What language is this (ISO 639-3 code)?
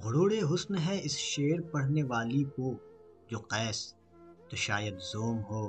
urd